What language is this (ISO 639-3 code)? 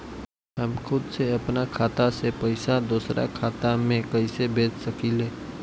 bho